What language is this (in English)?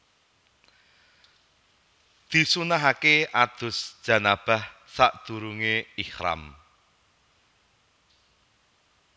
Javanese